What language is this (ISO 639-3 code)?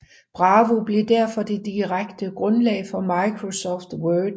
dan